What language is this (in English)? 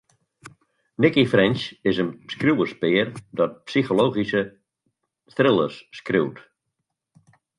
Western Frisian